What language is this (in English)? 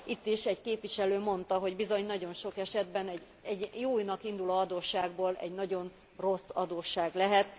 Hungarian